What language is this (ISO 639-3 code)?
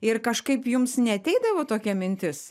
lit